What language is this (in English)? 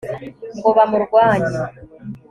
Kinyarwanda